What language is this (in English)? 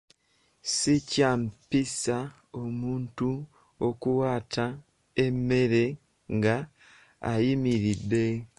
Ganda